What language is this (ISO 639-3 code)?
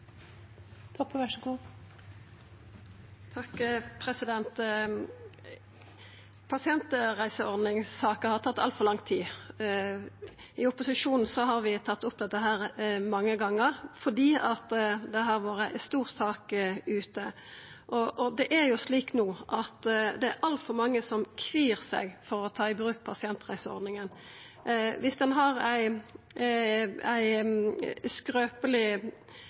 nor